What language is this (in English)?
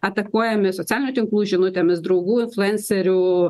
Lithuanian